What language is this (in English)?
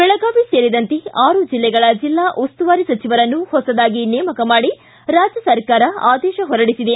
Kannada